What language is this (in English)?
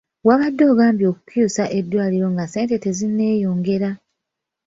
Ganda